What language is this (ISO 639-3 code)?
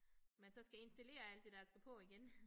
dan